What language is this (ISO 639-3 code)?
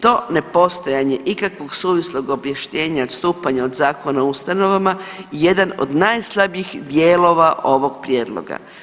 hrv